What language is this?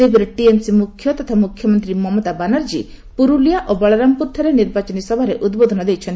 Odia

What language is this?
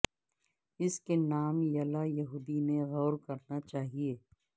Urdu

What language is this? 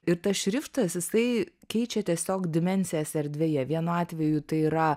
Lithuanian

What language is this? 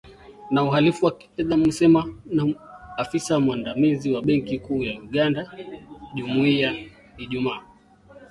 Swahili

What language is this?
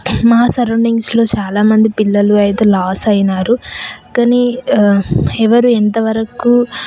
Telugu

